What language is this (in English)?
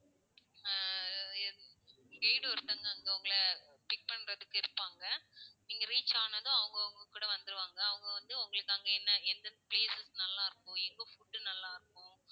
Tamil